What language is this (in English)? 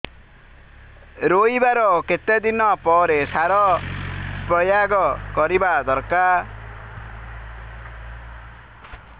Odia